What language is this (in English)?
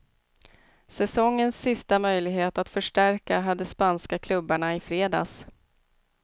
Swedish